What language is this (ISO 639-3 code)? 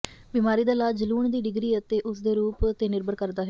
pan